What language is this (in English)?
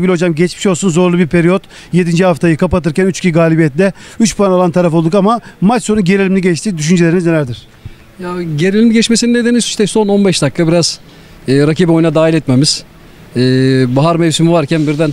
Turkish